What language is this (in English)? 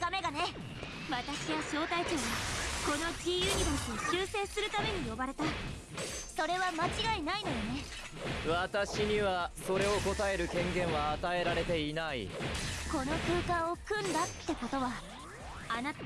Japanese